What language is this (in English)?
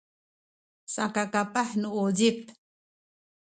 Sakizaya